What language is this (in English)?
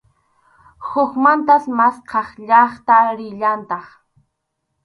Arequipa-La Unión Quechua